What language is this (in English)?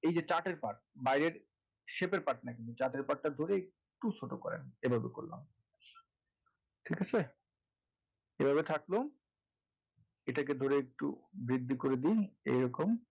Bangla